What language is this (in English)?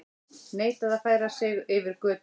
Icelandic